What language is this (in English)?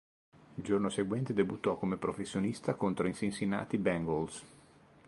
Italian